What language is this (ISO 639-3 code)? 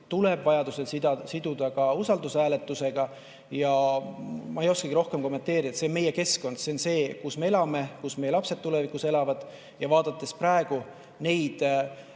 est